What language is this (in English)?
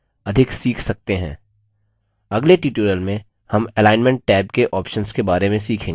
Hindi